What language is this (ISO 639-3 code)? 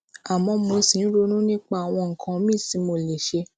yor